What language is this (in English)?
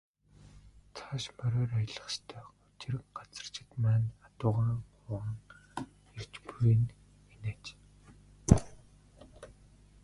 Mongolian